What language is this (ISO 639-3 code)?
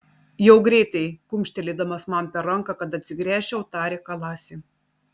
lit